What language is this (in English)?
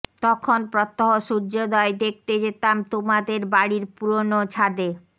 Bangla